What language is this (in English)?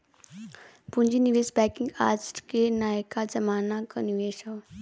Bhojpuri